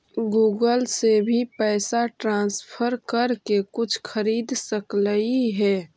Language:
Magahi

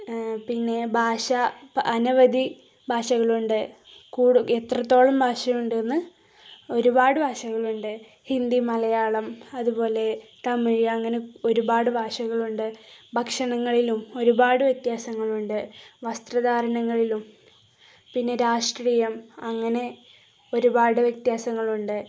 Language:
Malayalam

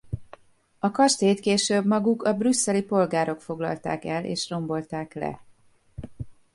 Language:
Hungarian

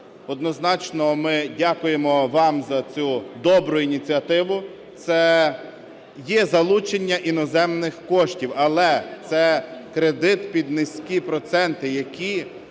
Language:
Ukrainian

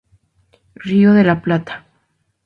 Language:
Spanish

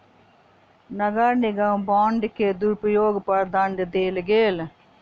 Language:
Maithili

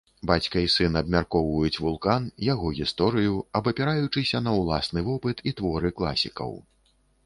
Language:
Belarusian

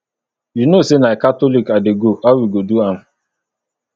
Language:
Nigerian Pidgin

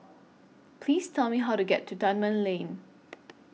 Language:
English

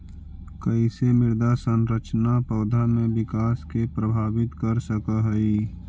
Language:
Magahi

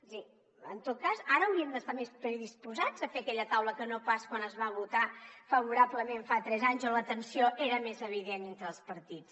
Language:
Catalan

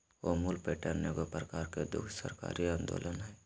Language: Magahi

